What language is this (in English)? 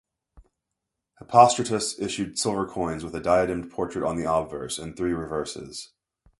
English